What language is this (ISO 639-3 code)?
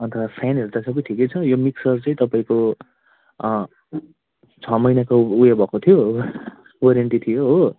nep